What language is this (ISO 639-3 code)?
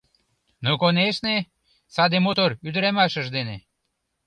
chm